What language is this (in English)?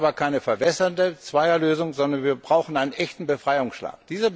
German